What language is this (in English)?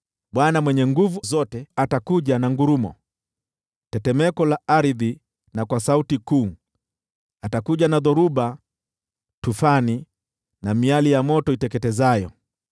Swahili